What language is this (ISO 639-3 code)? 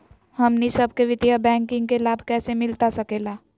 mag